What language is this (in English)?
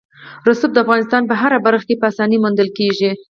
Pashto